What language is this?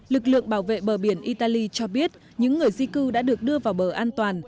Vietnamese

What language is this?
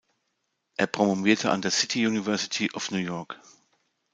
German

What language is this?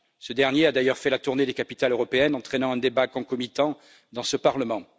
French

